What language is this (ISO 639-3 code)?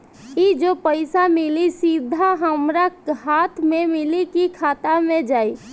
bho